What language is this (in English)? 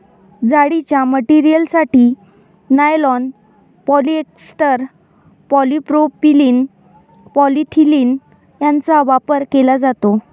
Marathi